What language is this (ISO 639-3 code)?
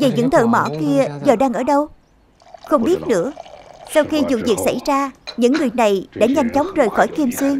vie